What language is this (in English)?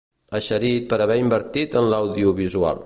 Catalan